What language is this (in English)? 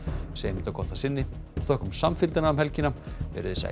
Icelandic